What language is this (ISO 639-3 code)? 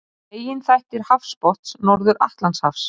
isl